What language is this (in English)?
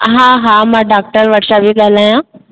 Sindhi